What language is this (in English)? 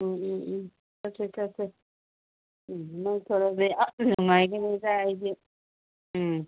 Manipuri